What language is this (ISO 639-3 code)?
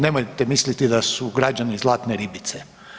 hrv